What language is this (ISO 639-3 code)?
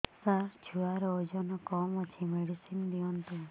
ori